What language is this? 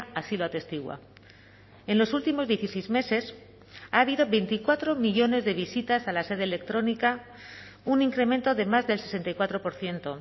Spanish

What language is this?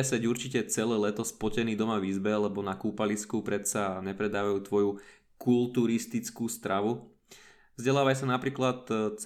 Slovak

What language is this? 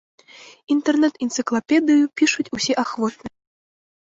Belarusian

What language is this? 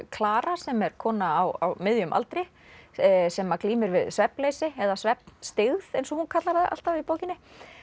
Icelandic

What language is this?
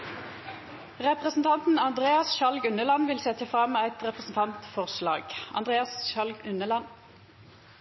Norwegian Nynorsk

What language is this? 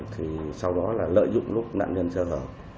Vietnamese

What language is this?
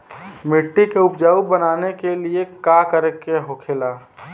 Bhojpuri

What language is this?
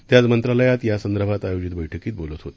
Marathi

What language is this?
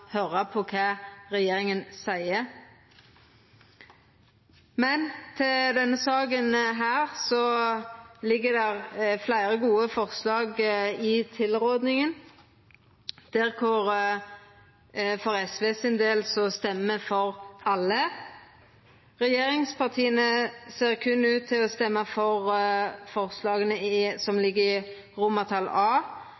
Norwegian Nynorsk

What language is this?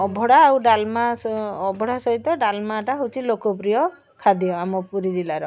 Odia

